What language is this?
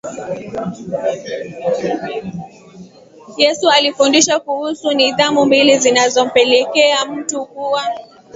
Swahili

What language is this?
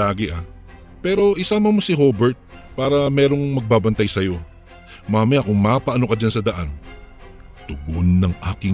Filipino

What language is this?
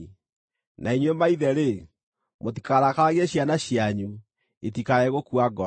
Kikuyu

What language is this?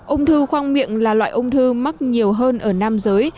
Vietnamese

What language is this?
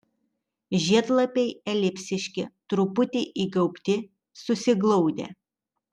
Lithuanian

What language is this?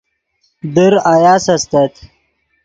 Yidgha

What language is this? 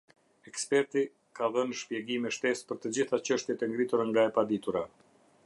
Albanian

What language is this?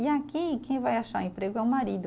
Portuguese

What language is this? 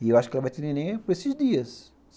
Portuguese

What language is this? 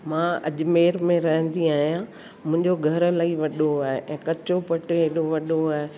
Sindhi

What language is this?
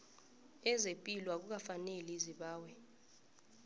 South Ndebele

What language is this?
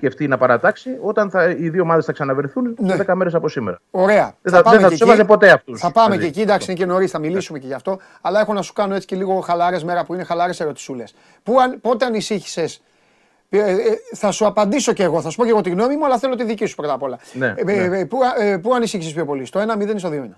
Greek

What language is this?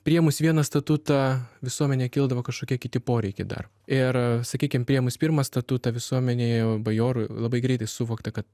Lithuanian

